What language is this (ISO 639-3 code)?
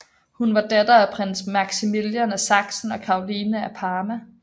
dan